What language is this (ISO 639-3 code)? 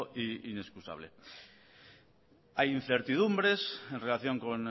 spa